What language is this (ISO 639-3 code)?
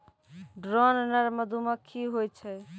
mai